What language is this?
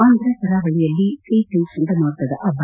Kannada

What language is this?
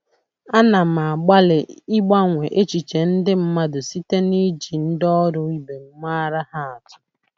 Igbo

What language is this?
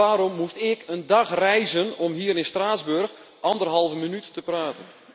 Dutch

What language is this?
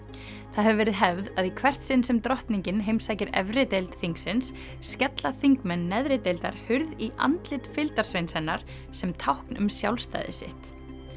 Icelandic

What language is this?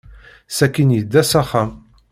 Kabyle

